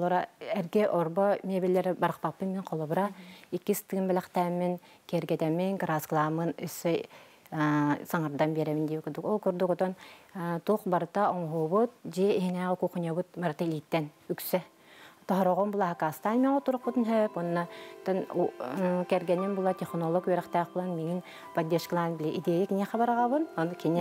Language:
Arabic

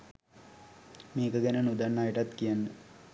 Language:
Sinhala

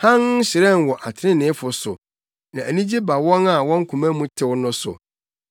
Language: Akan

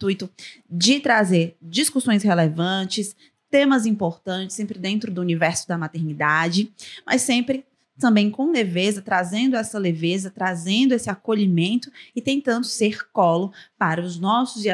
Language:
Portuguese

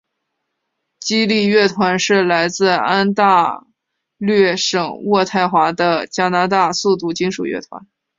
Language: Chinese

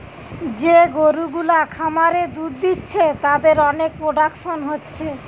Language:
Bangla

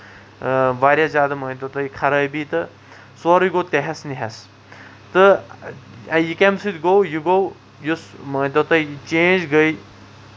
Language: Kashmiri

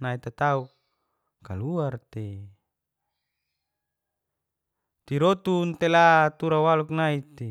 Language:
Geser-Gorom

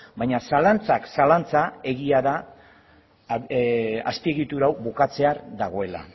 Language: Basque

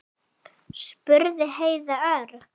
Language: Icelandic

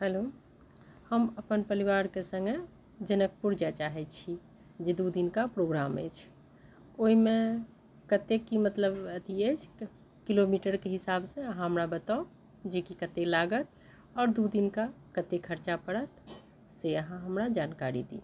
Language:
Maithili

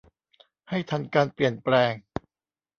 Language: Thai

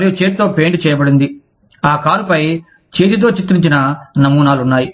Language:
Telugu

